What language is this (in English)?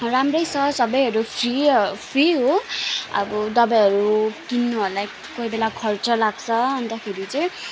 Nepali